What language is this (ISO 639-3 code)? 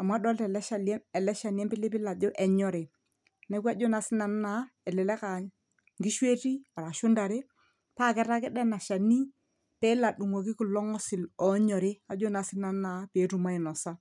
mas